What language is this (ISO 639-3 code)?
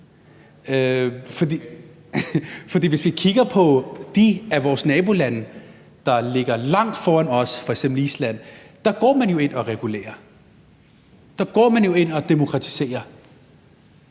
dan